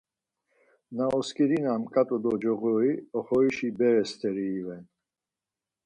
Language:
Laz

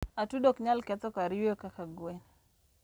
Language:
Luo (Kenya and Tanzania)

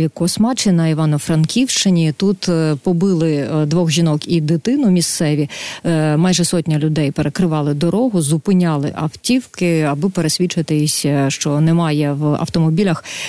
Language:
Ukrainian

